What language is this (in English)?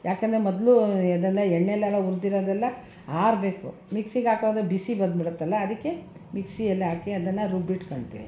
Kannada